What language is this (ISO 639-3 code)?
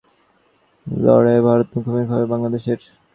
ben